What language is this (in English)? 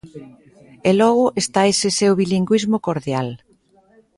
Galician